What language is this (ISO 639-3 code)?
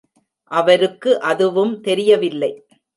tam